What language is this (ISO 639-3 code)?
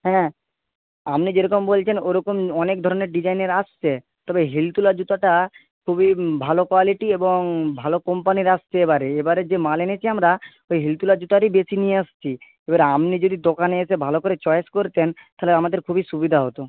ben